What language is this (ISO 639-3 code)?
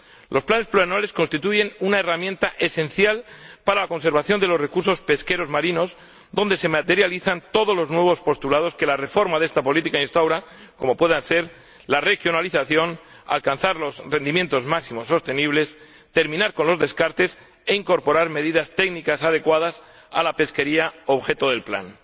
spa